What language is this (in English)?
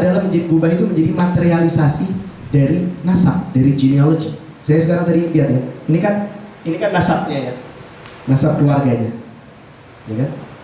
Indonesian